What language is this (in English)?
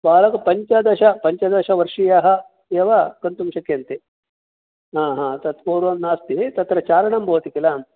Sanskrit